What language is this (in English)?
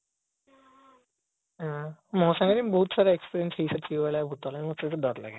Odia